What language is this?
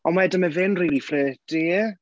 Welsh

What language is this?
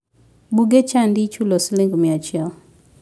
Luo (Kenya and Tanzania)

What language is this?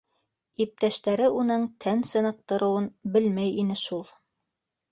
Bashkir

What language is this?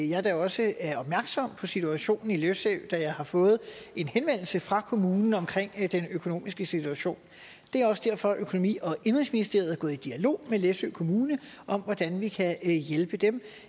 Danish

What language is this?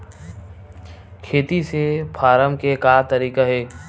Chhattisgarhi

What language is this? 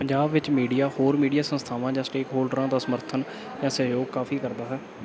Punjabi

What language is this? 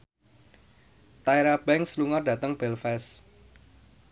Javanese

